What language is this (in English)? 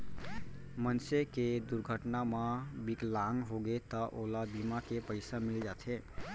Chhattisgarhi